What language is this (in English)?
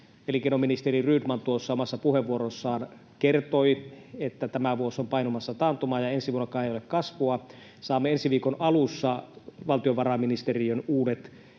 Finnish